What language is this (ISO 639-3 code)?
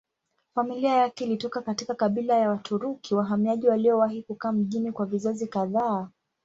swa